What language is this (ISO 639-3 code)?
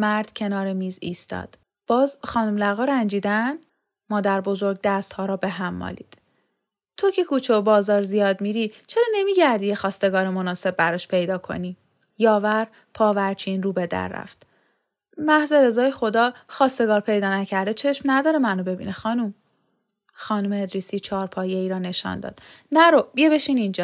fas